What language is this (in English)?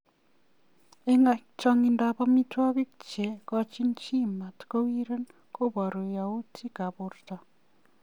Kalenjin